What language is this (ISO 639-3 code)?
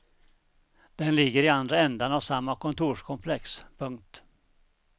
swe